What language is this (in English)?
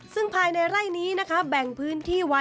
Thai